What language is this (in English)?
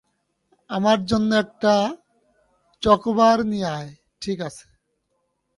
Bangla